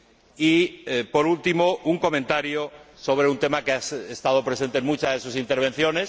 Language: Spanish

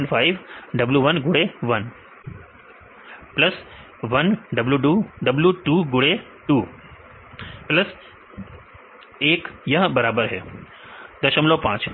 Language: Hindi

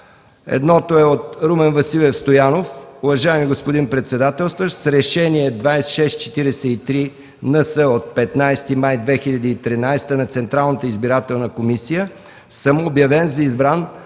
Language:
Bulgarian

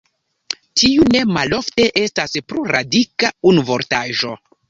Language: Esperanto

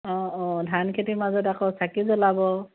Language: Assamese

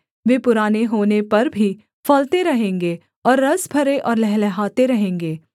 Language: Hindi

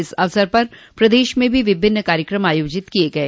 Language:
Hindi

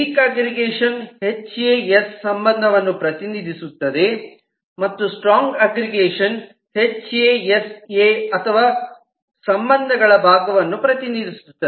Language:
Kannada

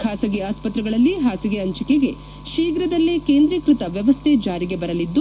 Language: Kannada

